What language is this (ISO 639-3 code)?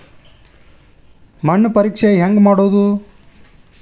kan